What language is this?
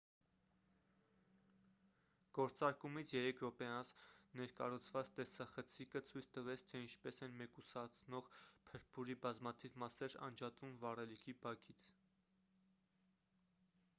Armenian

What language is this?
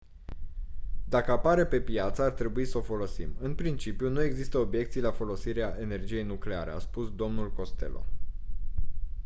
Romanian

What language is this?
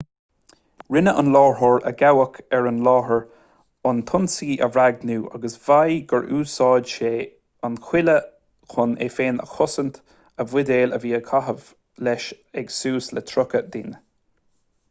Irish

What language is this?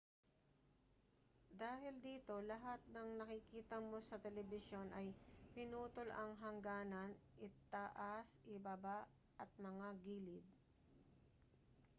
Filipino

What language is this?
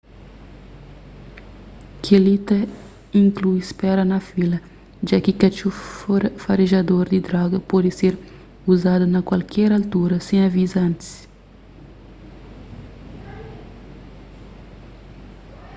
Kabuverdianu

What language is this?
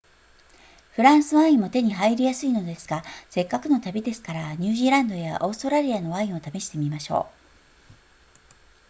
Japanese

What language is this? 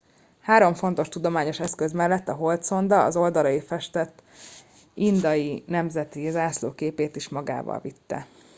Hungarian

